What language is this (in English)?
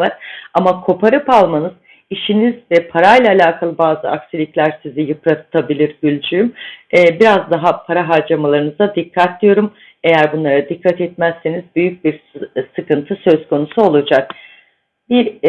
Turkish